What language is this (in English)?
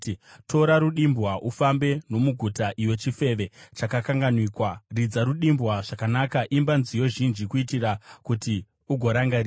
Shona